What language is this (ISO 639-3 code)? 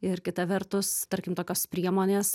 lit